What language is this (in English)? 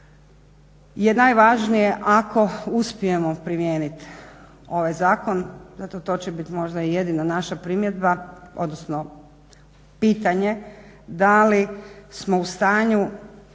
Croatian